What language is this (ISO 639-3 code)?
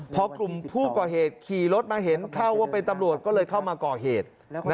tha